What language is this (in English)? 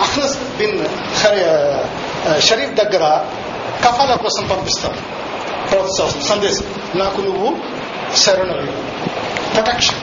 Telugu